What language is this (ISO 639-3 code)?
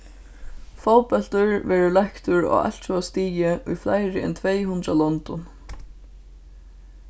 fao